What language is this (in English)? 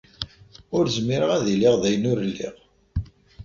Kabyle